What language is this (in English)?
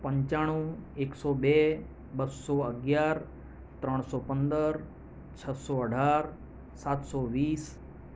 Gujarati